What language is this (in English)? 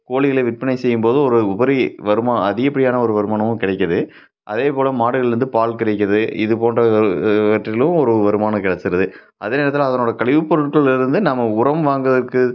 Tamil